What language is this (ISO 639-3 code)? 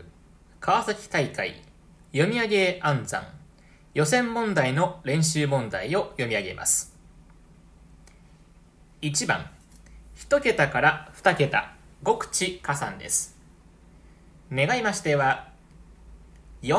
jpn